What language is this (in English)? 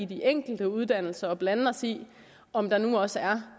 Danish